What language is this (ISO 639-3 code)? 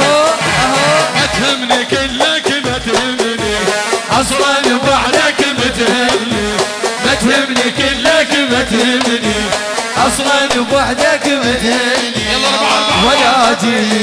ara